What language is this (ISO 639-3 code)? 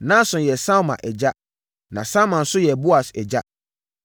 aka